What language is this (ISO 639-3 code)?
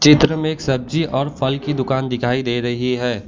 hin